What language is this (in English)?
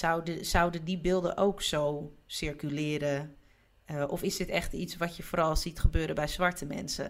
Dutch